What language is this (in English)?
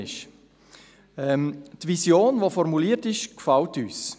Swiss German